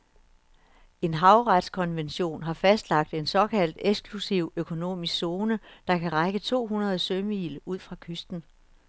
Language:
Danish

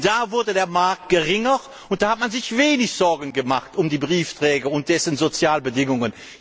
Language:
German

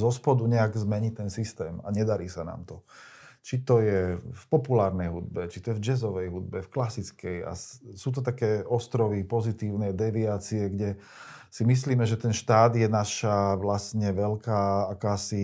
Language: Slovak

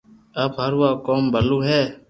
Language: Loarki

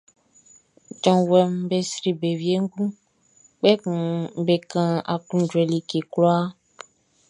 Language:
Baoulé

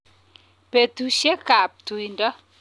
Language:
Kalenjin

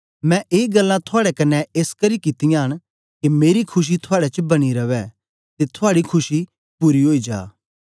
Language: Dogri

